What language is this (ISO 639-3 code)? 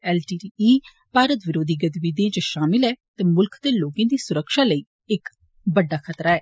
doi